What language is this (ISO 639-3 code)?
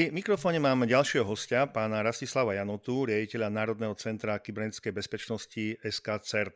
slk